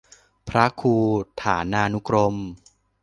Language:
Thai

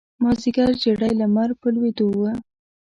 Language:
Pashto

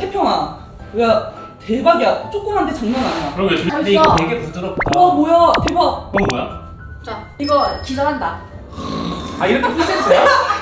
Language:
Korean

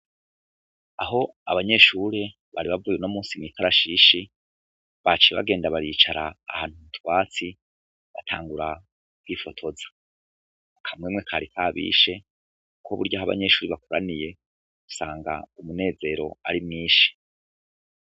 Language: Rundi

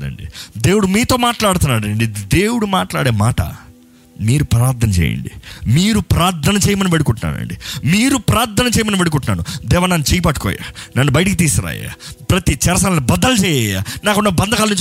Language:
Telugu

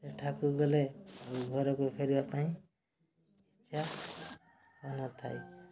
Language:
Odia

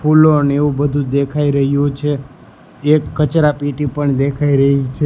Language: Gujarati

